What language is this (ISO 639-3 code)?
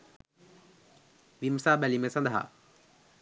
sin